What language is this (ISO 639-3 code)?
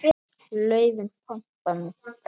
isl